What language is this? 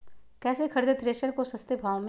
Magahi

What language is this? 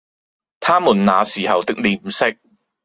Cantonese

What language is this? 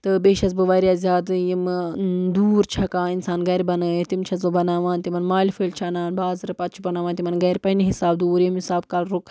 Kashmiri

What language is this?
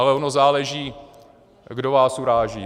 Czech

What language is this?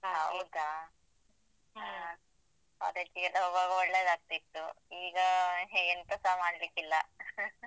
Kannada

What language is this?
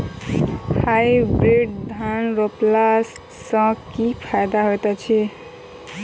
Maithili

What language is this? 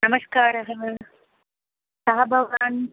Sanskrit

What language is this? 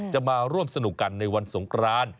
Thai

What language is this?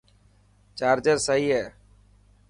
Dhatki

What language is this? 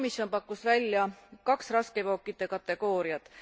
Estonian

